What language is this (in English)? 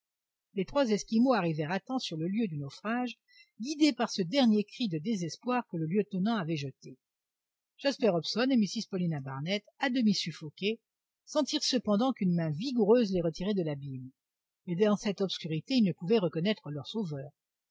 French